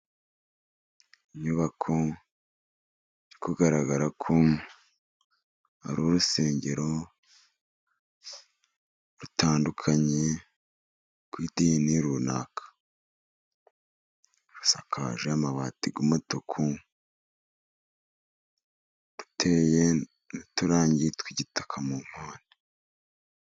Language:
Kinyarwanda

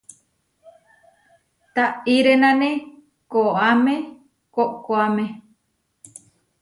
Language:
Huarijio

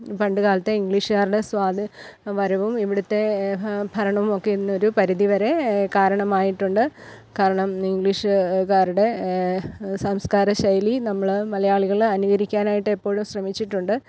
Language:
Malayalam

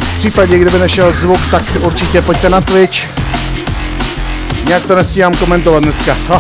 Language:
Czech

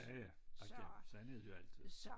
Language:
Danish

